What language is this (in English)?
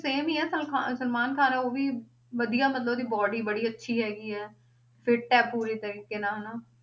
Punjabi